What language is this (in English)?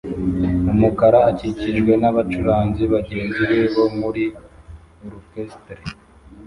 Kinyarwanda